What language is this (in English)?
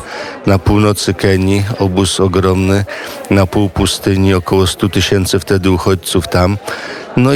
Polish